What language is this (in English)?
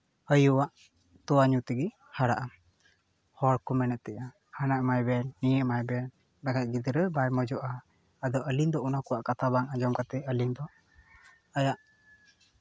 Santali